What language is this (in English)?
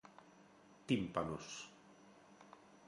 Galician